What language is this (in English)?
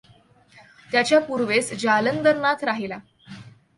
Marathi